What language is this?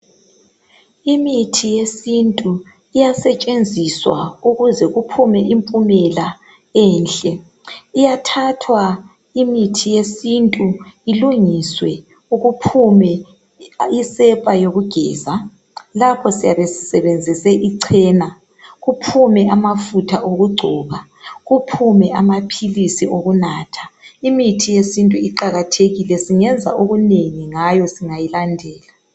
North Ndebele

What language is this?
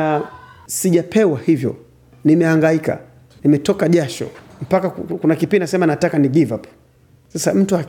Swahili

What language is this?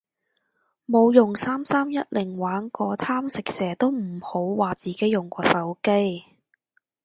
Cantonese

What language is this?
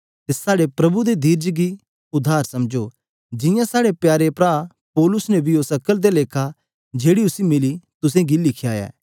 Dogri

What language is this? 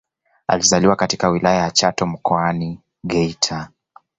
Swahili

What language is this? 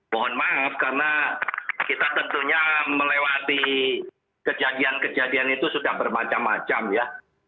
Indonesian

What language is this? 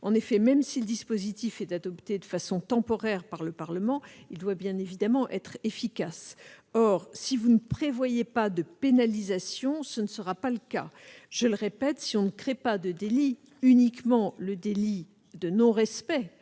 French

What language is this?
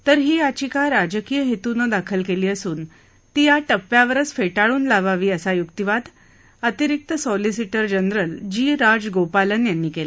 Marathi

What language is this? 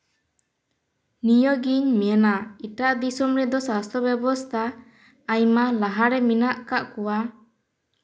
Santali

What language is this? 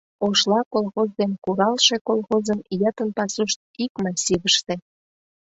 Mari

